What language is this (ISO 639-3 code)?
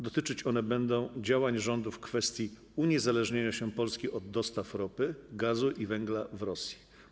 pol